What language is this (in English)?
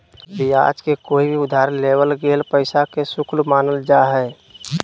Magahi